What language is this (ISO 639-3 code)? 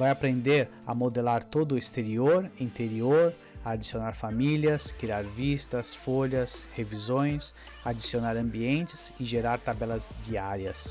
por